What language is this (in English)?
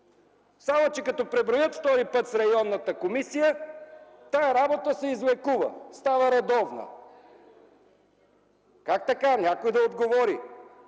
Bulgarian